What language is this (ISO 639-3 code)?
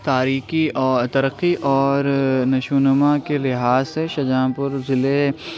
urd